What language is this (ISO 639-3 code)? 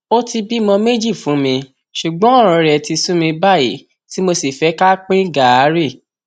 yor